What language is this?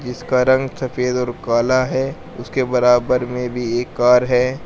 Hindi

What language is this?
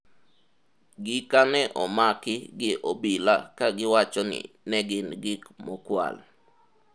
Luo (Kenya and Tanzania)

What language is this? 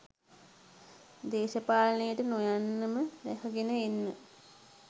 Sinhala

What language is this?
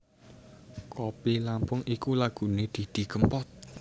Javanese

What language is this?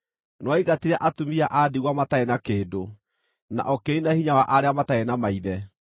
Kikuyu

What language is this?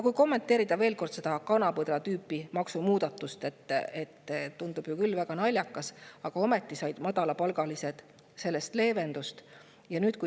Estonian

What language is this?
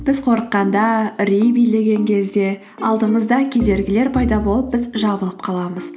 Kazakh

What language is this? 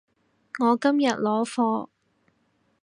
Cantonese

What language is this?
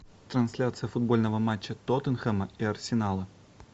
Russian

